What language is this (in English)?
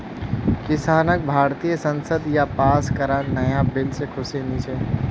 Magahi